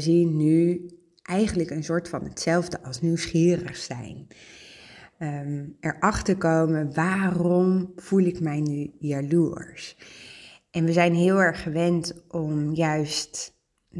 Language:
Dutch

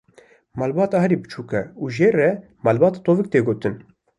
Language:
Kurdish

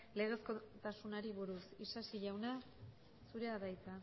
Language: Basque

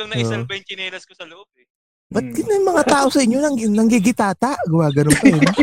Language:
Filipino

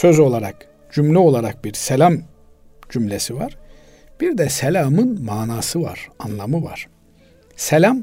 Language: Turkish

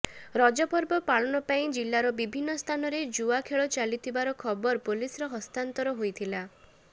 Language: Odia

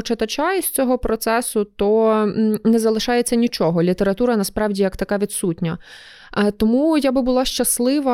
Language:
Ukrainian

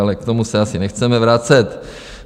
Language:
Czech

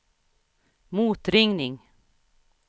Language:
Swedish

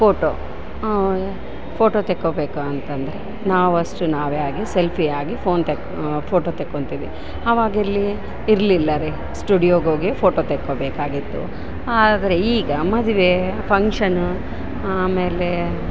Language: Kannada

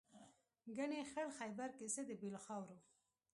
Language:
Pashto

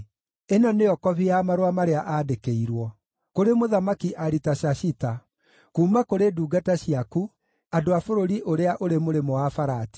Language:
Kikuyu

